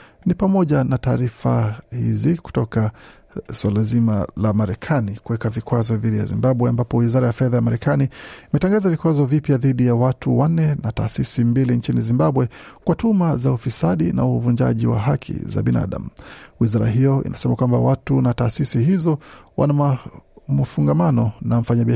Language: Swahili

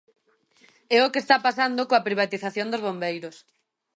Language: Galician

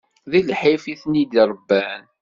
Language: Kabyle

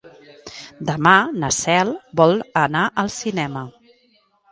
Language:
Catalan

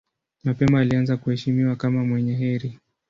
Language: Swahili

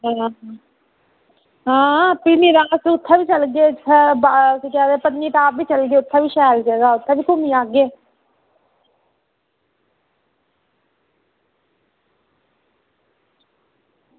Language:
Dogri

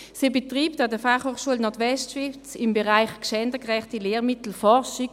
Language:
Swiss German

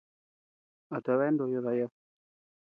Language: Tepeuxila Cuicatec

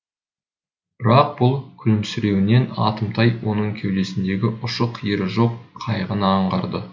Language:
Kazakh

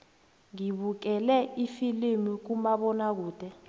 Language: South Ndebele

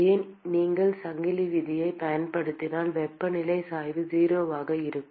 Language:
Tamil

